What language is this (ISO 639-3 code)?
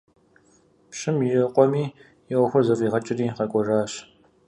kbd